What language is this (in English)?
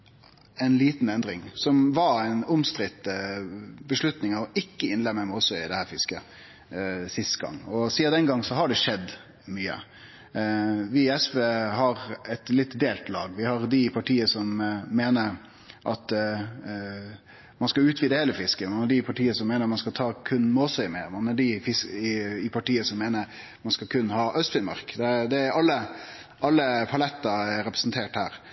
Norwegian Nynorsk